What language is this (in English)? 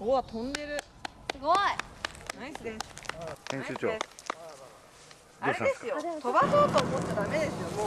Japanese